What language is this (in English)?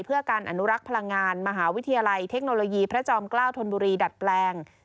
Thai